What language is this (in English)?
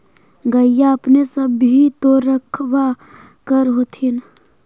Magahi